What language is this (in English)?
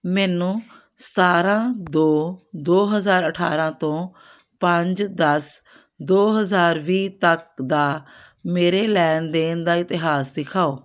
Punjabi